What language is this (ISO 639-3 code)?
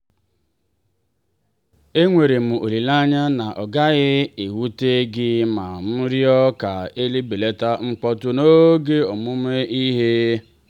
ibo